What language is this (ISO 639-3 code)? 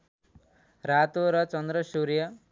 nep